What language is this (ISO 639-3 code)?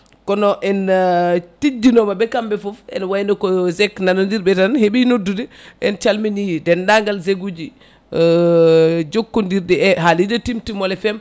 ful